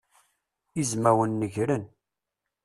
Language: Kabyle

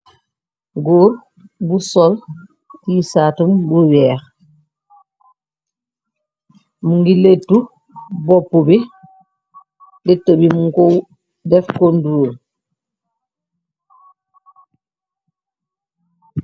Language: Wolof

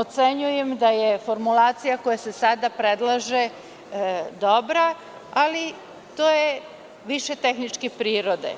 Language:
Serbian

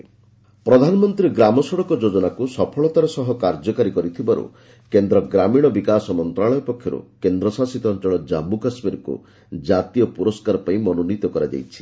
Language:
Odia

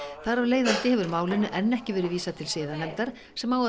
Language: Icelandic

